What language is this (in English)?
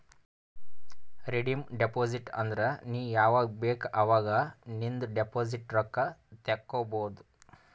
Kannada